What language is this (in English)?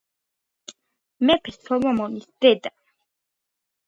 Georgian